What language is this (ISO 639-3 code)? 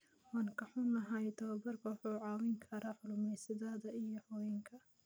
som